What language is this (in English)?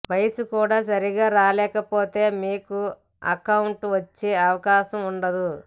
Telugu